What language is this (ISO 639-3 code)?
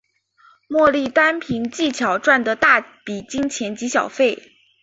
zho